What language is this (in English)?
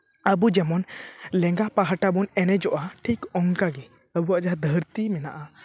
Santali